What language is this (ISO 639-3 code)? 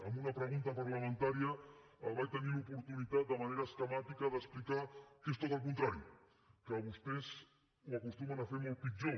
cat